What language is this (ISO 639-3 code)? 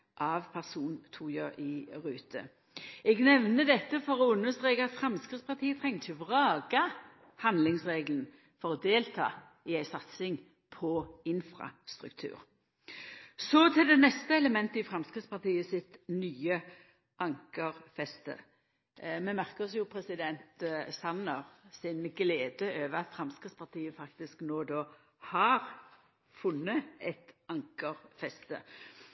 nno